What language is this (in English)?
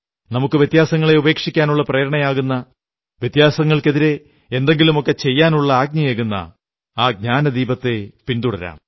Malayalam